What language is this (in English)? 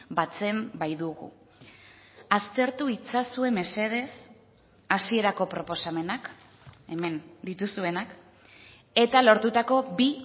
Basque